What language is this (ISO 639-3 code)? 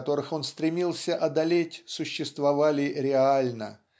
rus